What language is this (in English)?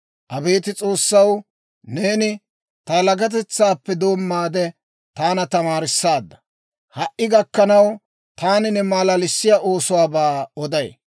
Dawro